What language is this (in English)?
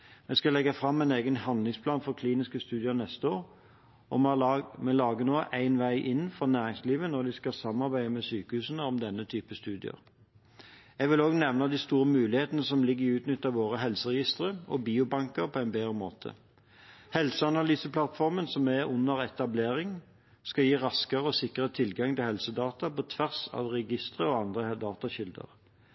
Norwegian Bokmål